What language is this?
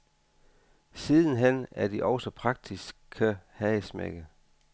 Danish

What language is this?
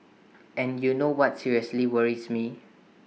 English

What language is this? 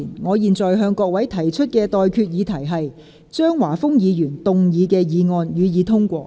Cantonese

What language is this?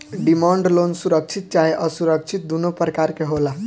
Bhojpuri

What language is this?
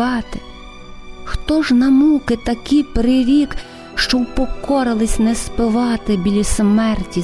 Ukrainian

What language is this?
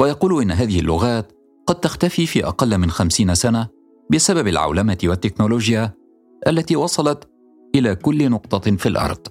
Arabic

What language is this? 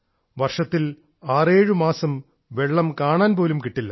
Malayalam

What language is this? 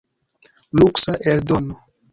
Esperanto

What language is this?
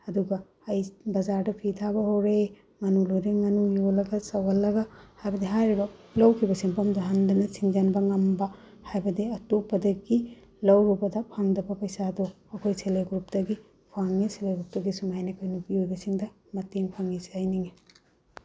Manipuri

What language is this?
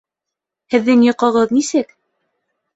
Bashkir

